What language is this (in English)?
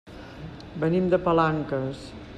Catalan